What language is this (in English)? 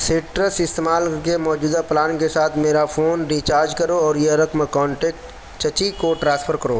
Urdu